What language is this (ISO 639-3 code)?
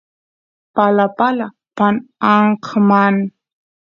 qus